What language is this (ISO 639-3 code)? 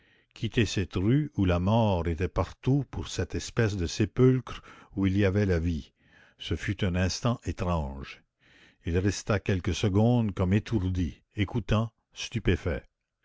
fra